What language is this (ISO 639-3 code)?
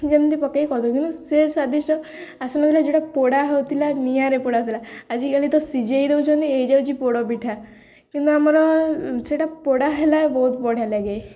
ori